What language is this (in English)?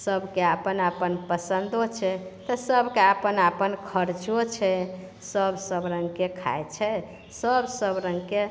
Maithili